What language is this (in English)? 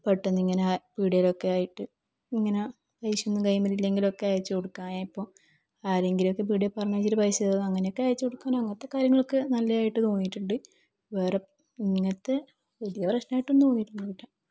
Malayalam